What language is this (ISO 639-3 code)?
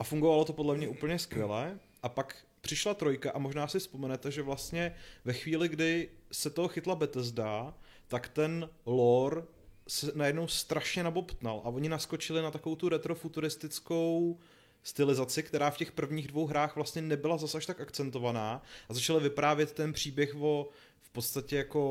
ces